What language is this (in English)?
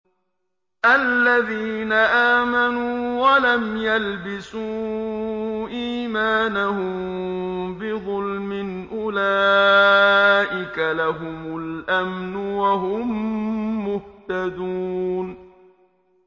Arabic